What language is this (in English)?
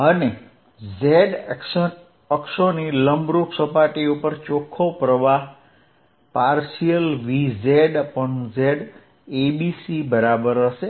Gujarati